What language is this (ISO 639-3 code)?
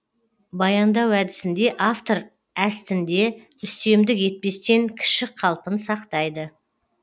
kaz